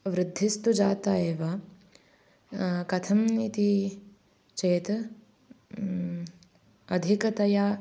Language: Sanskrit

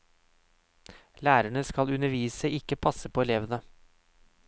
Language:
Norwegian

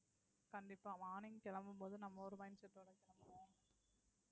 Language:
Tamil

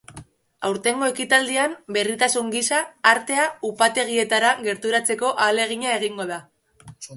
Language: Basque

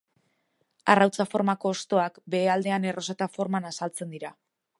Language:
Basque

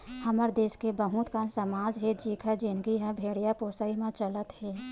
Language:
Chhattisgarhi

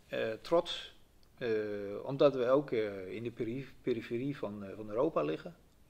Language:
Dutch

